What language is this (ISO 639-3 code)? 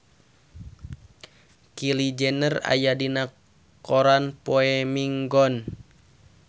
sun